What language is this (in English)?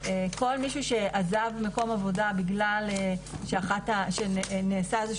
Hebrew